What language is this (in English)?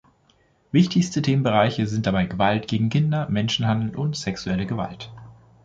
German